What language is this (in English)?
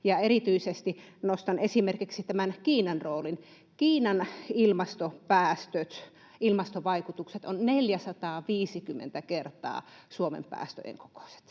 Finnish